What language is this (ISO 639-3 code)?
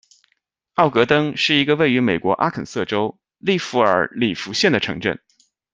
zho